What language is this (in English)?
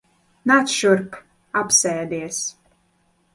Latvian